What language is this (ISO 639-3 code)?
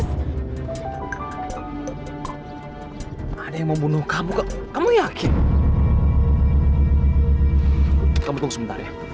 ind